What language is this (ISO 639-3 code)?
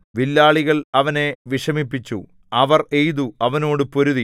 mal